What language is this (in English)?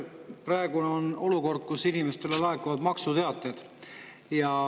Estonian